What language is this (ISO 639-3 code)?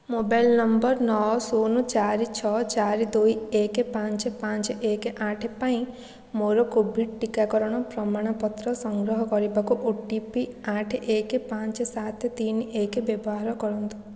ori